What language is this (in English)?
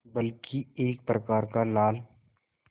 Hindi